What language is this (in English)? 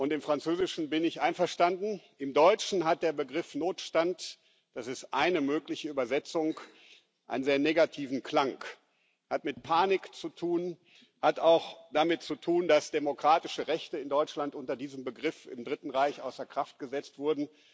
German